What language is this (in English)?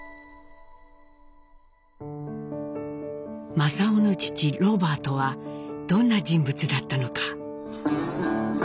Japanese